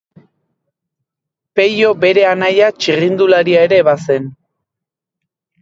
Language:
Basque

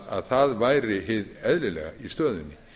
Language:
Icelandic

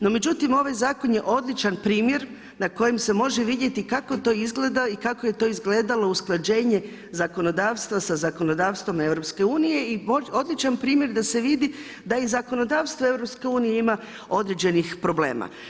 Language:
Croatian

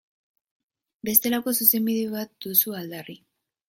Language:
Basque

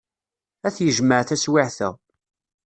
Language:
Kabyle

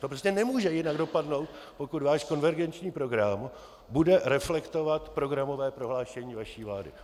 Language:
Czech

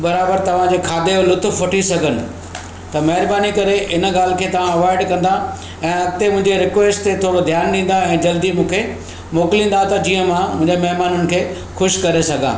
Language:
Sindhi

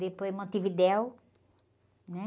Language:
Portuguese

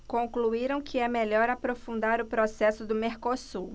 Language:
Portuguese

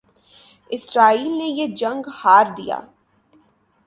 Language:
Urdu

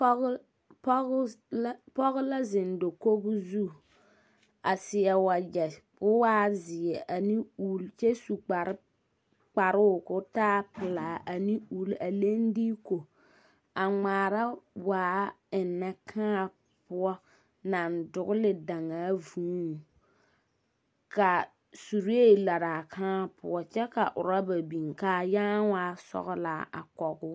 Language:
Southern Dagaare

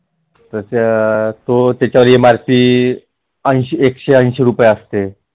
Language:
Marathi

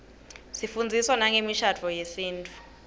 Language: Swati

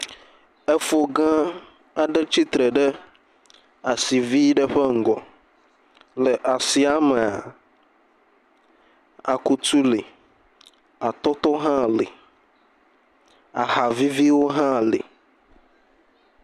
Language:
Ewe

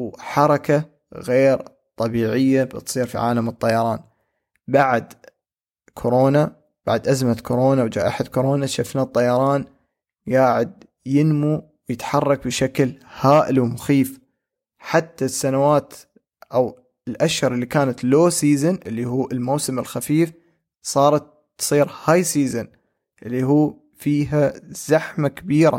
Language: Arabic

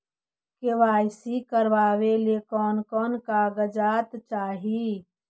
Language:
Magahi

